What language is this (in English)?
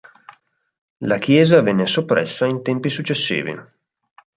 Italian